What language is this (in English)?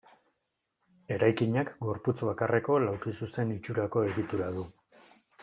Basque